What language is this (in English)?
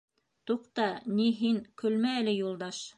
Bashkir